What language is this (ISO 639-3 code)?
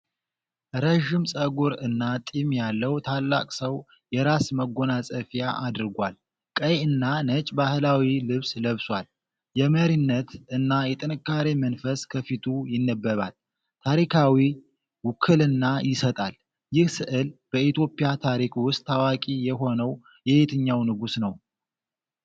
amh